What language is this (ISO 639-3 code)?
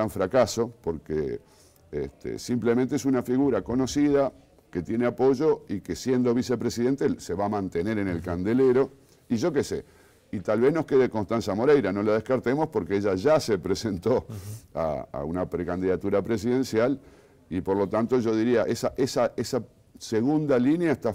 spa